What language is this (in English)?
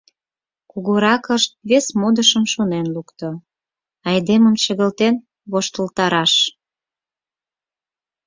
Mari